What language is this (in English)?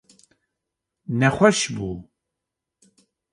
Kurdish